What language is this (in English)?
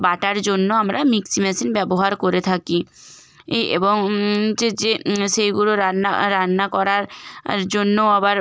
Bangla